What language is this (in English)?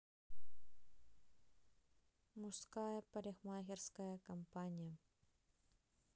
Russian